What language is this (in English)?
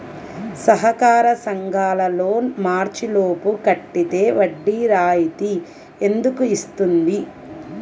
Telugu